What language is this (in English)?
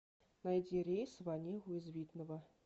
Russian